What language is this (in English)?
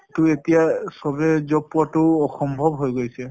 Assamese